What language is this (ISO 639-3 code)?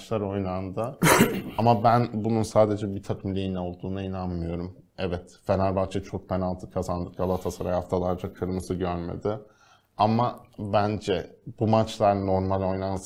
tur